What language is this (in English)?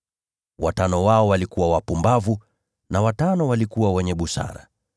Swahili